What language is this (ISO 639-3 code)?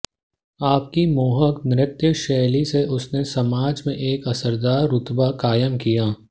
hin